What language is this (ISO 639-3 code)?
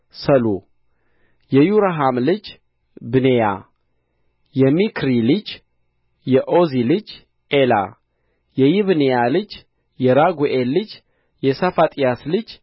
amh